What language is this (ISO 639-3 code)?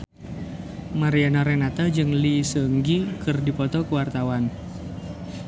sun